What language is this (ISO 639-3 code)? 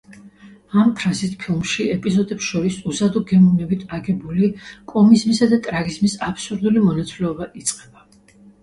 kat